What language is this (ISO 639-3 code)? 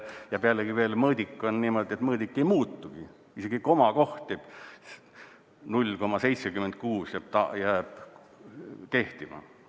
est